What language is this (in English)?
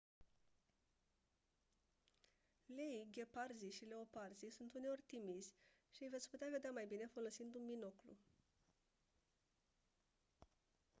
Romanian